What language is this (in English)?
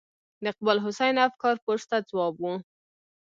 Pashto